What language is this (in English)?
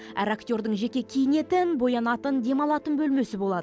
Kazakh